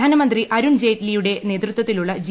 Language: Malayalam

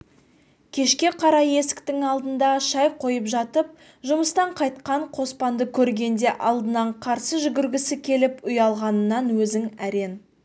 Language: Kazakh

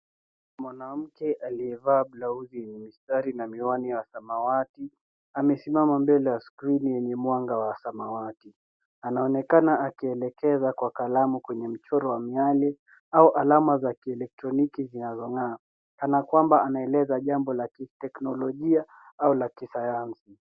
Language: Swahili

